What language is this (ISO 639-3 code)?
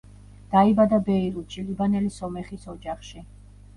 kat